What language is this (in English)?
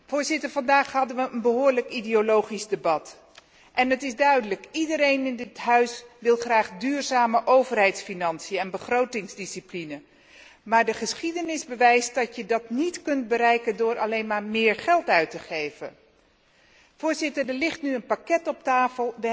Dutch